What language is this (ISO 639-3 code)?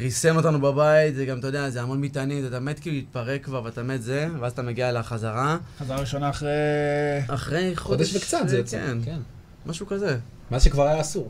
heb